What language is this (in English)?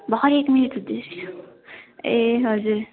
Nepali